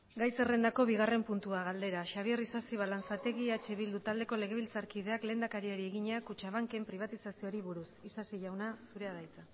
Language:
Basque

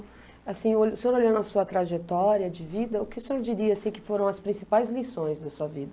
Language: Portuguese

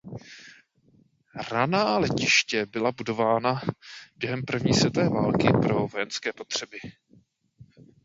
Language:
Czech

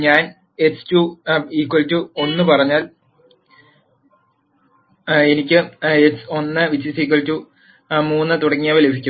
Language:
Malayalam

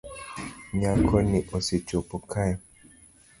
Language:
Luo (Kenya and Tanzania)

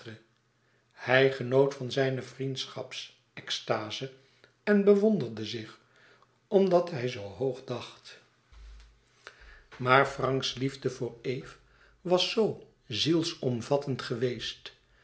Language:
Dutch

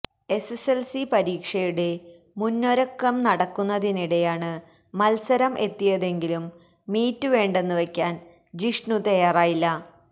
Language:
Malayalam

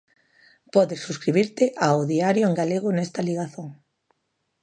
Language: Galician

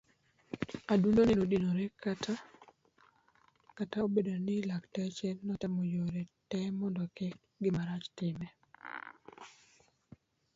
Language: Luo (Kenya and Tanzania)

